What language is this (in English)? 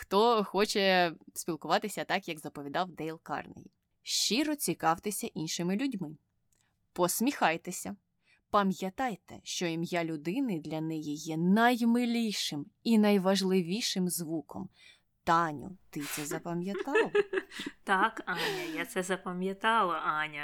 Ukrainian